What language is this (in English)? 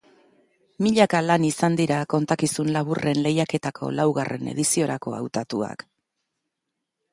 Basque